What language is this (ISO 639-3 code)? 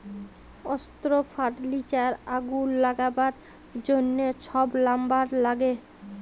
ben